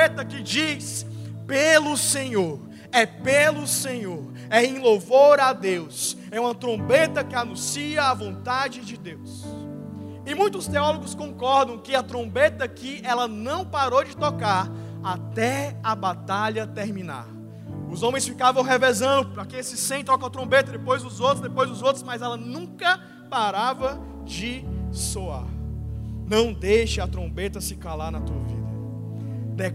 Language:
Portuguese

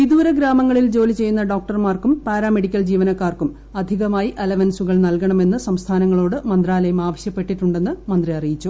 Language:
Malayalam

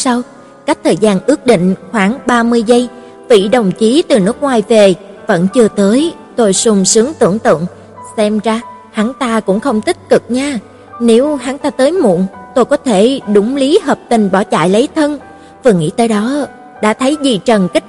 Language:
Vietnamese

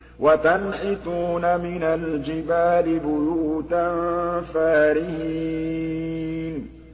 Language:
Arabic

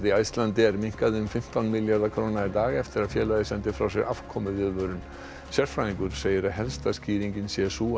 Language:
Icelandic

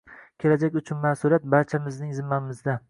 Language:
Uzbek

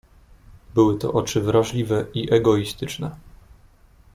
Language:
Polish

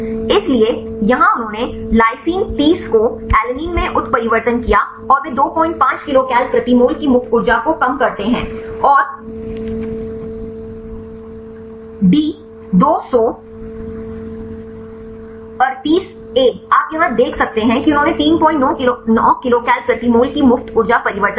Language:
Hindi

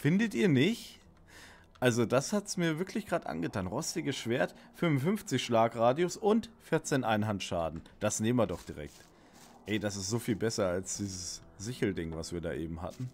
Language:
German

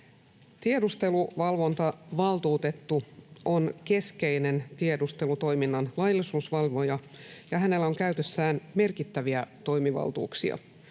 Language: Finnish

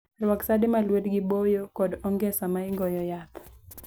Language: Luo (Kenya and Tanzania)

